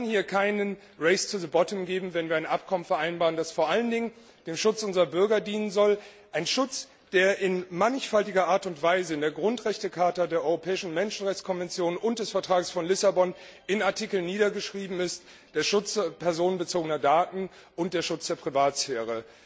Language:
German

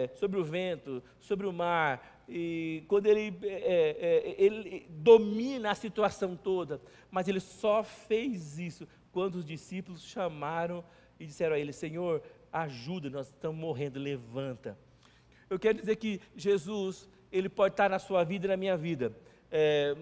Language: Portuguese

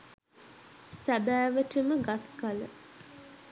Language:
Sinhala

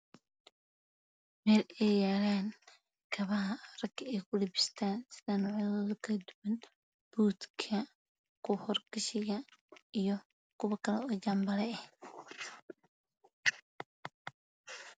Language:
Somali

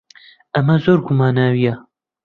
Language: Central Kurdish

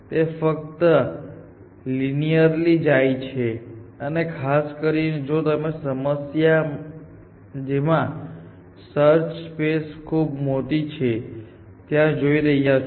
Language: Gujarati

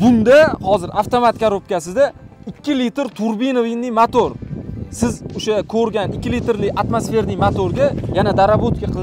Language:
Turkish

